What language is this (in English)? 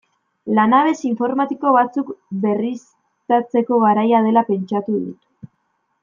Basque